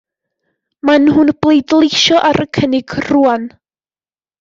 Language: Welsh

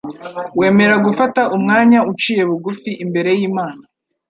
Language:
Kinyarwanda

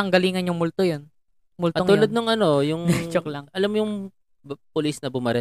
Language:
Filipino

